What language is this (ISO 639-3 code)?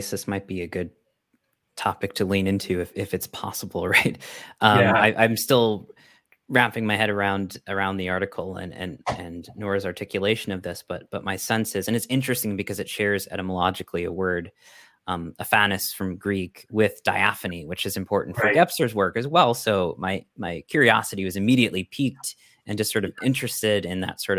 eng